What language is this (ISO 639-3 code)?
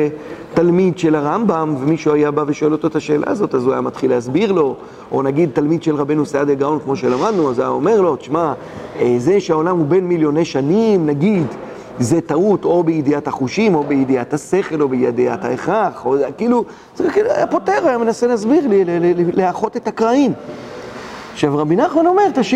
heb